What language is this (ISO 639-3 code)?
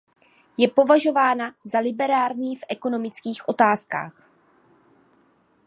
ces